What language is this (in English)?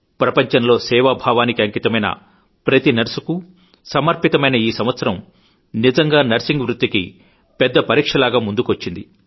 Telugu